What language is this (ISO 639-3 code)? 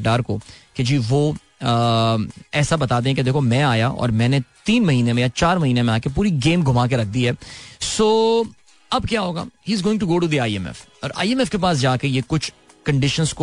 hin